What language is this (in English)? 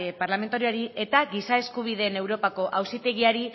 Basque